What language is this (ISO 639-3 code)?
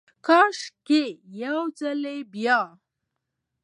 pus